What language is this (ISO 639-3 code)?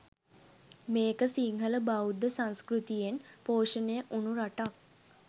sin